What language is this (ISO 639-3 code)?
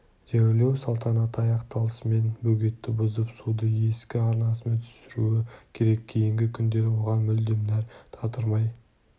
kaz